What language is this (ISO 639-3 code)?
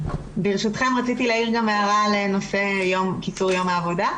heb